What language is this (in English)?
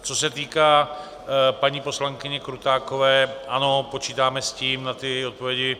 Czech